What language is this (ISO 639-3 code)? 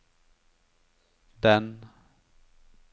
nor